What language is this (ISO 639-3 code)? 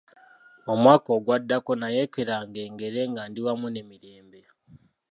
lug